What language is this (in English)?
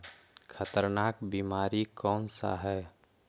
Magahi